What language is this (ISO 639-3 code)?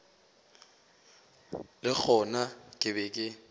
nso